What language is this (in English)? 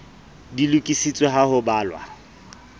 Southern Sotho